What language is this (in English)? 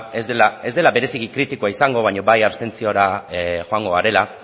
Basque